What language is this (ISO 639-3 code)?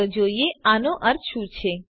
guj